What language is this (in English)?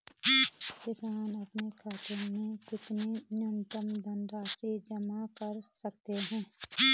Hindi